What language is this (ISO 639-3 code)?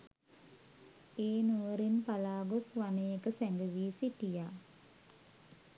sin